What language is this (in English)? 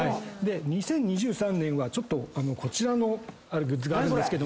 Japanese